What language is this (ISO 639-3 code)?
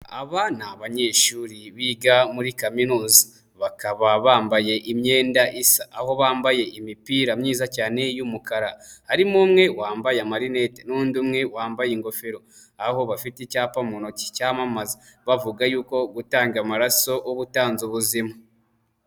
kin